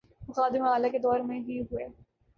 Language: Urdu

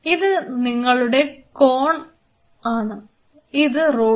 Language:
Malayalam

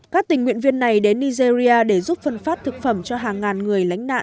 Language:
Vietnamese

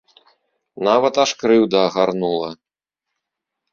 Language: Belarusian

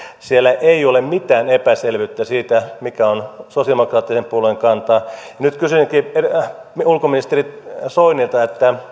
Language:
Finnish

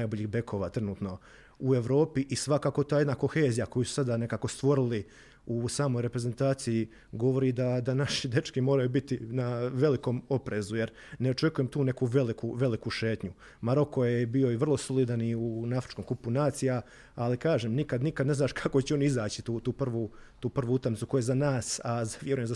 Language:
Croatian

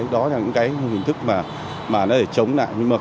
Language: Vietnamese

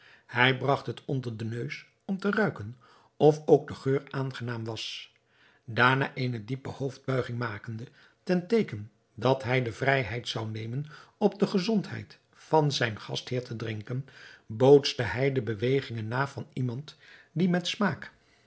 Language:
Dutch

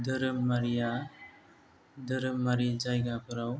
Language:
Bodo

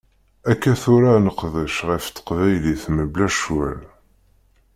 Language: Kabyle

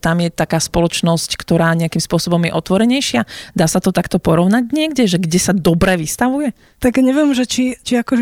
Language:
Slovak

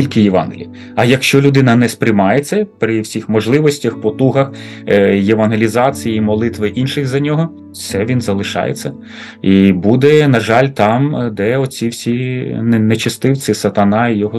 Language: Ukrainian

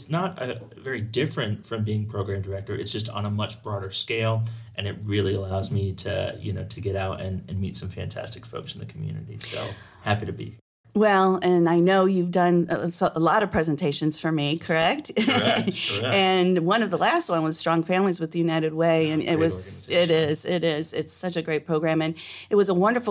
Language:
English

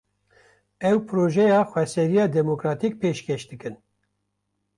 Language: Kurdish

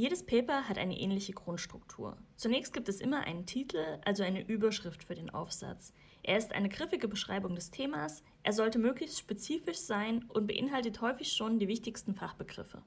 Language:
German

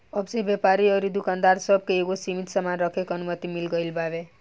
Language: Bhojpuri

